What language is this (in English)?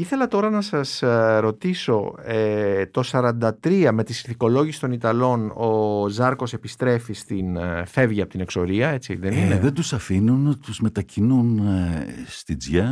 Greek